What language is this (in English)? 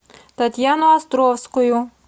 Russian